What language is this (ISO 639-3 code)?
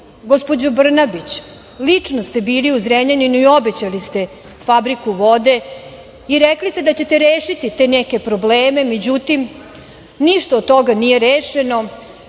srp